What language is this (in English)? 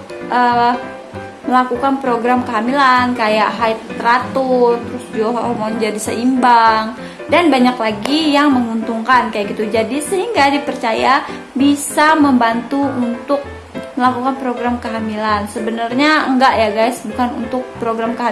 Indonesian